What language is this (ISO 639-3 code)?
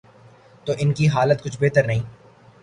urd